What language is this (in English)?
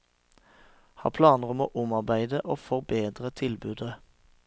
Norwegian